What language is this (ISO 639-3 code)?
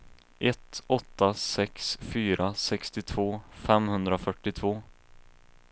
swe